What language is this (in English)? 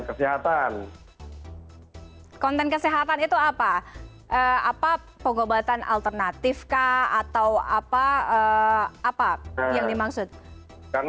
Indonesian